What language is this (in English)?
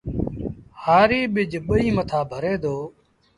Sindhi Bhil